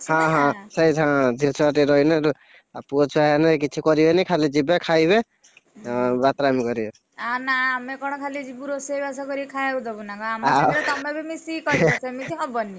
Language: Odia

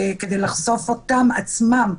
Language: Hebrew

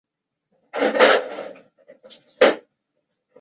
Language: Chinese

